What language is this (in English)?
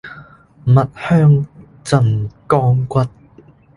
Cantonese